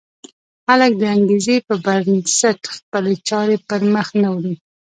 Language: Pashto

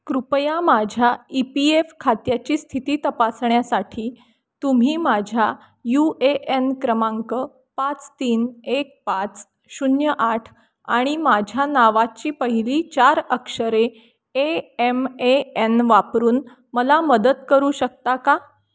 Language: Marathi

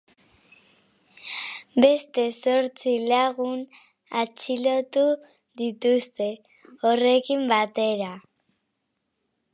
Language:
Basque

